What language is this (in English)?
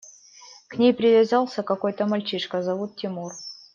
Russian